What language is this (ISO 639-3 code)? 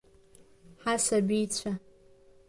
abk